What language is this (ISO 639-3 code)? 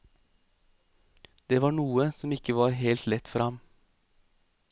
nor